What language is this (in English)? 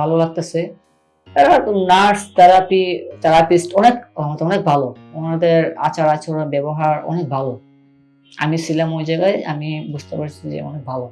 English